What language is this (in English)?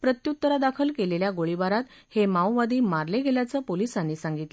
Marathi